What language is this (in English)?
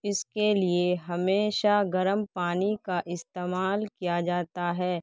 Urdu